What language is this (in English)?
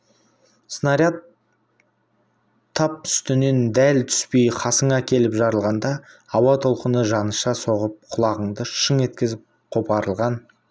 Kazakh